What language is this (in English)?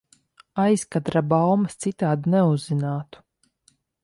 Latvian